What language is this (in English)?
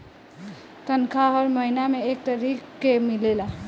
Bhojpuri